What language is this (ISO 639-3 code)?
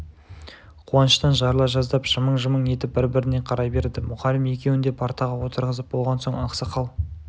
kaz